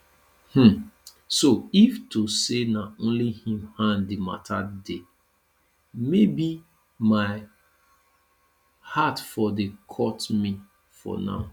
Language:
Nigerian Pidgin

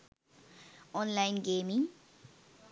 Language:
Sinhala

